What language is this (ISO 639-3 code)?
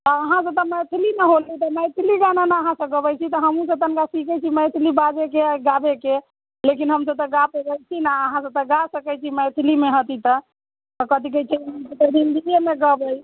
mai